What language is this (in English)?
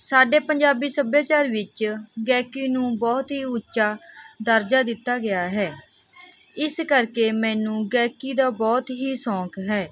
Punjabi